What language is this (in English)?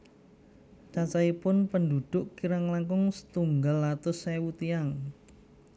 Javanese